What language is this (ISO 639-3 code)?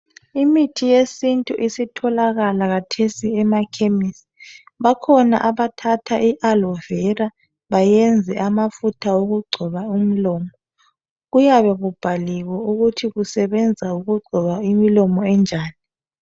nde